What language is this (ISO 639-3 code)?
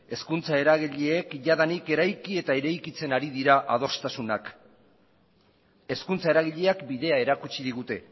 eus